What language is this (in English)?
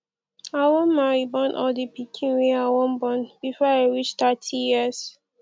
Nigerian Pidgin